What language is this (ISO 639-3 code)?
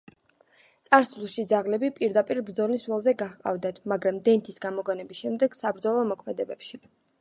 kat